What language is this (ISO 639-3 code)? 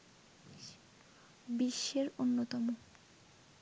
ben